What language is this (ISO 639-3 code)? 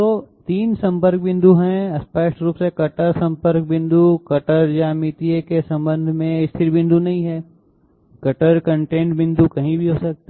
hin